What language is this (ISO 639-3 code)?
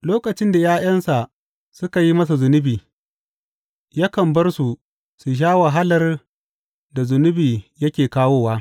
hau